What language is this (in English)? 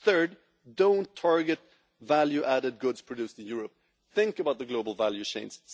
English